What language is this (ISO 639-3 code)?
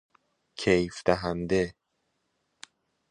fas